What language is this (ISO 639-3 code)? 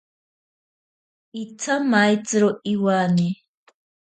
prq